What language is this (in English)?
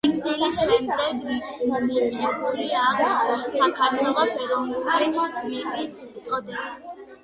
Georgian